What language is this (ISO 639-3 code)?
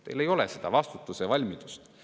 est